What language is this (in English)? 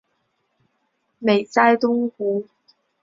Chinese